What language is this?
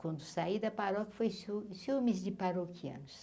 Portuguese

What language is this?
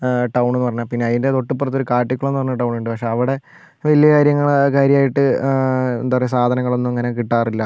Malayalam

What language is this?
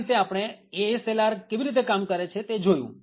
Gujarati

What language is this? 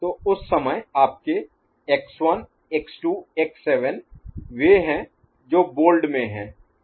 Hindi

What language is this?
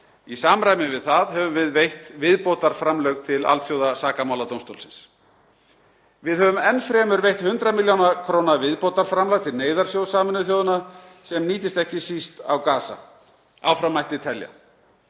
Icelandic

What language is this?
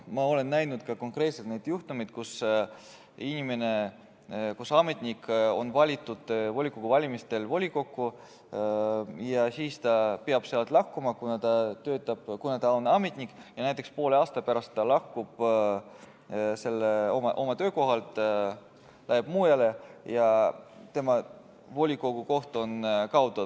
Estonian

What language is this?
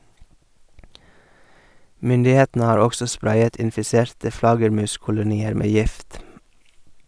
Norwegian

